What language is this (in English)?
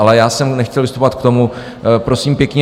Czech